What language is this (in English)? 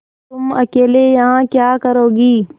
Hindi